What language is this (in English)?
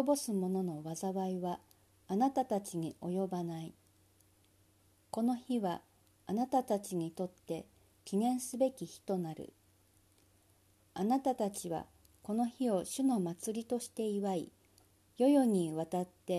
Japanese